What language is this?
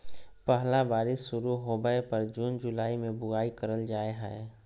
Magahi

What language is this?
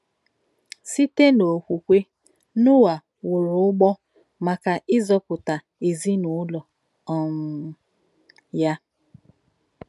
Igbo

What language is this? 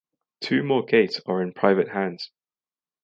English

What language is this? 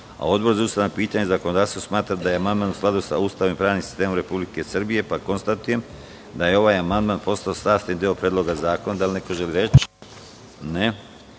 Serbian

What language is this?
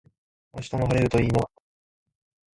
Japanese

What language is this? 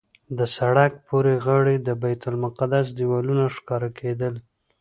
Pashto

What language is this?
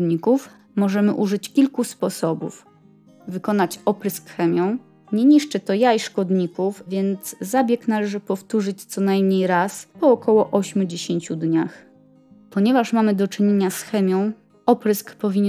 Polish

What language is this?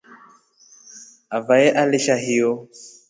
Rombo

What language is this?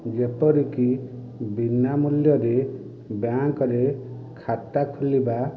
Odia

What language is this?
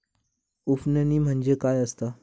Marathi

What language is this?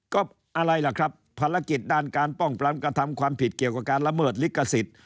Thai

